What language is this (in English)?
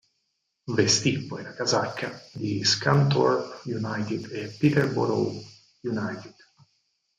Italian